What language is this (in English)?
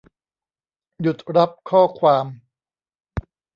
Thai